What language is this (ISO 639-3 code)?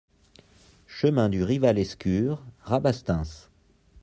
fra